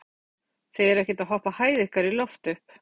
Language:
Icelandic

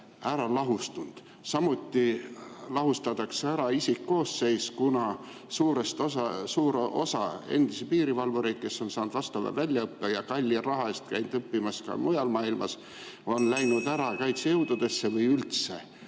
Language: Estonian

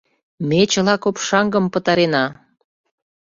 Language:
Mari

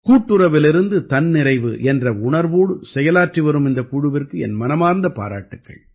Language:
Tamil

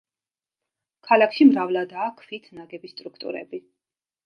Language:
Georgian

